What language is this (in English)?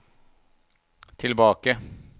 Norwegian